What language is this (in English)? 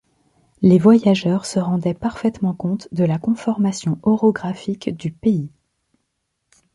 French